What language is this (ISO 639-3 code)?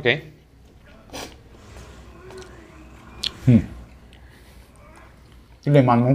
ell